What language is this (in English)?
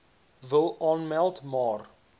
Afrikaans